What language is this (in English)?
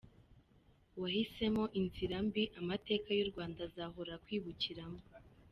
Kinyarwanda